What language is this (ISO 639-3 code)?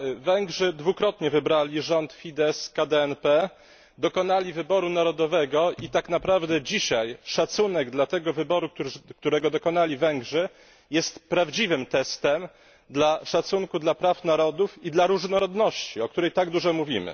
pol